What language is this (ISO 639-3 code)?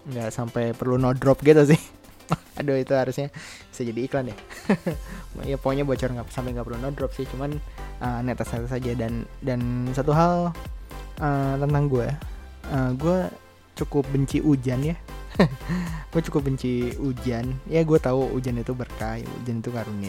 ind